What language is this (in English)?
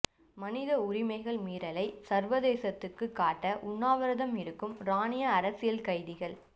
Tamil